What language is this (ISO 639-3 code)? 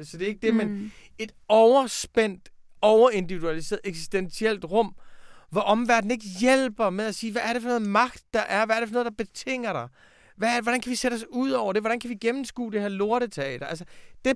dan